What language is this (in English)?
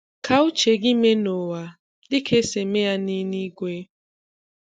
Igbo